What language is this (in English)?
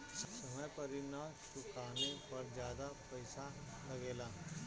Bhojpuri